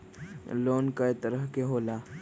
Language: Magahi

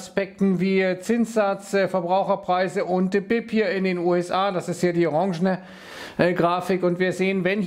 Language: German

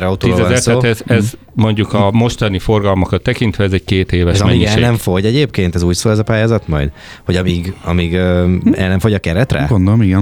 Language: Hungarian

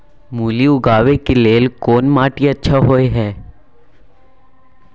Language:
Maithili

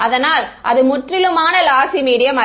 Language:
Tamil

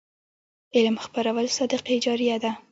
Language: Pashto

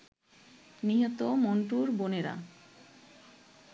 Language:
Bangla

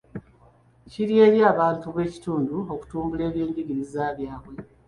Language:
Ganda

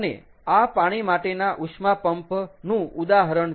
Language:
Gujarati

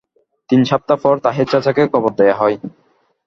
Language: Bangla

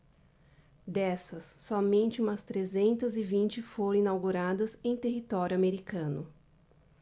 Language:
Portuguese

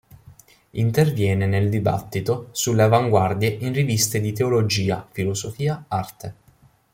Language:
Italian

